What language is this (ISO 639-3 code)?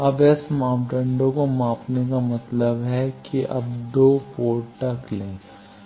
hin